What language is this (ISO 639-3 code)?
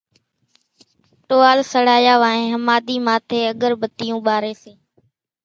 gjk